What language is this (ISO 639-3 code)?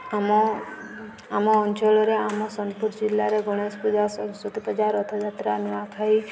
ori